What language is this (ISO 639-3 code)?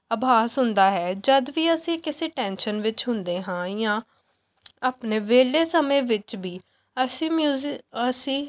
pan